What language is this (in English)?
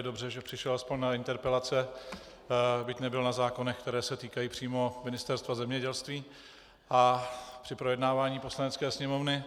Czech